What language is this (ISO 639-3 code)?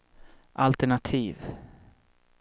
swe